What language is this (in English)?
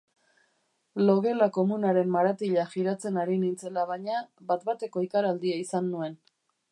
Basque